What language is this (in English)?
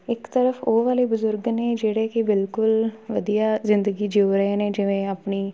Punjabi